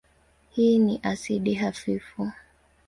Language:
Swahili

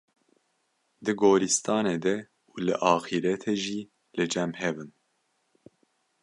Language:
Kurdish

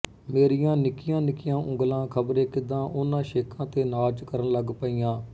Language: Punjabi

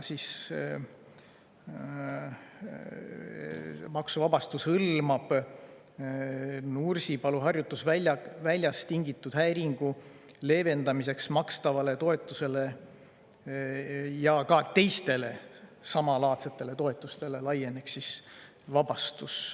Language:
Estonian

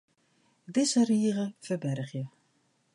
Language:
Western Frisian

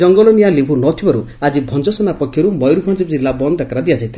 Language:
Odia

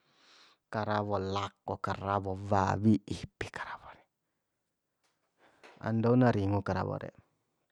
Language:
Bima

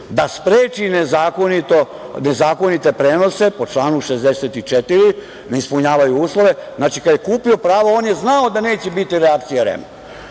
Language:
Serbian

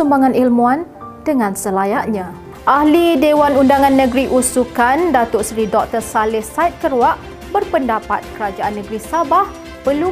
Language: Malay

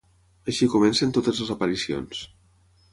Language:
Catalan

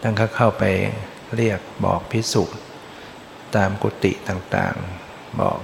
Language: Thai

